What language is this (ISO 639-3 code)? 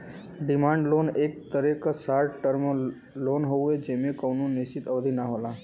bho